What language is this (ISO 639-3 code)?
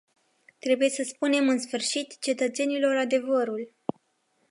ron